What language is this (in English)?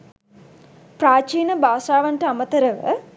Sinhala